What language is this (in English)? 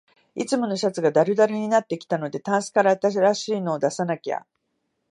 Japanese